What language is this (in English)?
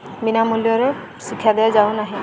Odia